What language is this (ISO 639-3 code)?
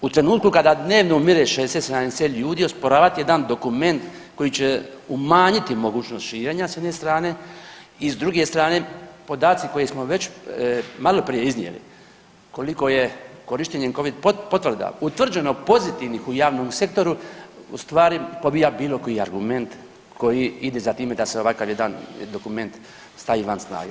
hrv